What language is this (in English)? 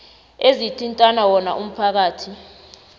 South Ndebele